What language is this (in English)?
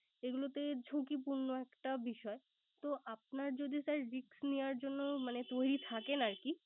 Bangla